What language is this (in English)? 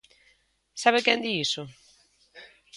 Galician